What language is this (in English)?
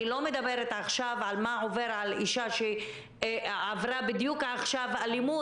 Hebrew